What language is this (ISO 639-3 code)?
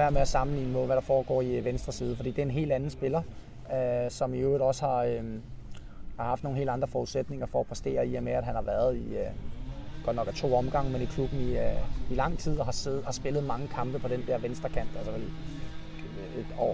dan